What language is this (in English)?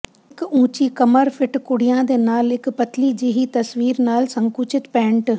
Punjabi